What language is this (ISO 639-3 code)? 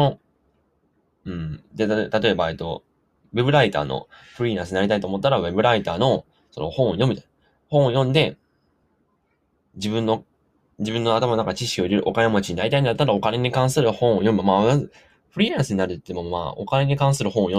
jpn